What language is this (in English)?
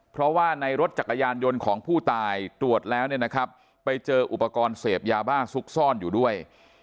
Thai